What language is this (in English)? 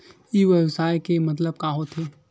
Chhattisgarhi